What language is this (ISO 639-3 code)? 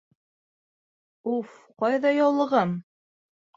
bak